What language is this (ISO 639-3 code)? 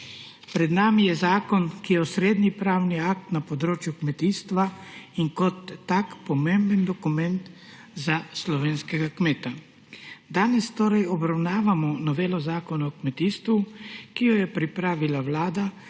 slv